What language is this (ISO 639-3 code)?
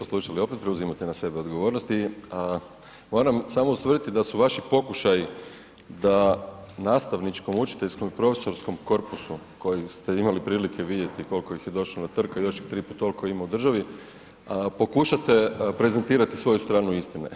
hrv